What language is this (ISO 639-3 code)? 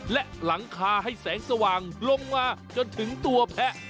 tha